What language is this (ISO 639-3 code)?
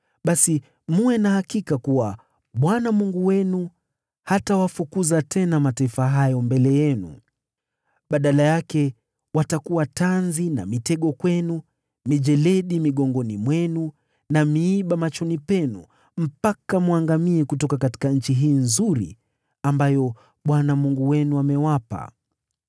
swa